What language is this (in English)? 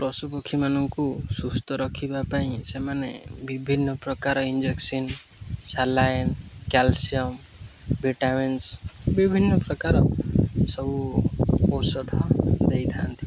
Odia